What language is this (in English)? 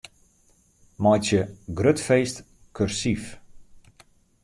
Western Frisian